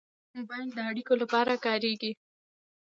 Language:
Pashto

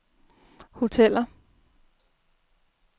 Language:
Danish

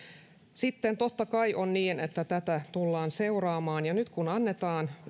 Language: Finnish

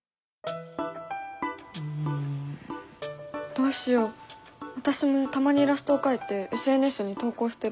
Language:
Japanese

